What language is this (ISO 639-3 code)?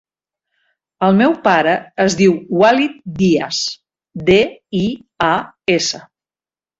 cat